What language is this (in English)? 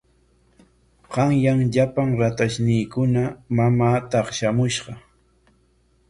Corongo Ancash Quechua